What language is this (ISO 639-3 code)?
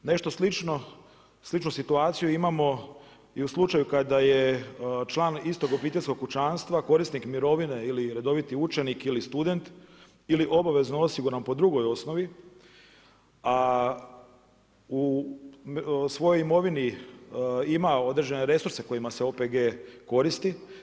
hrv